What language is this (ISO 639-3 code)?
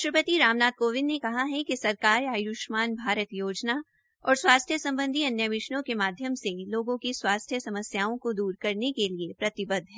hin